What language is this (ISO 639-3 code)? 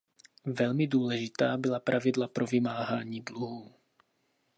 ces